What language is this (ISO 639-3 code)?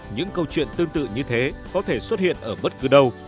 vie